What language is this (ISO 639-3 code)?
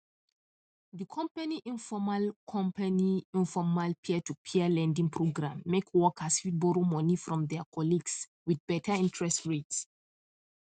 pcm